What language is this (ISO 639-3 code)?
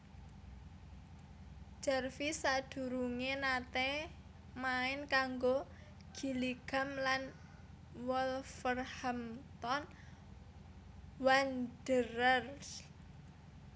jav